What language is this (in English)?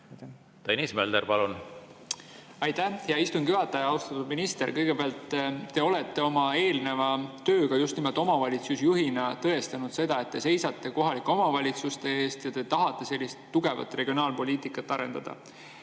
Estonian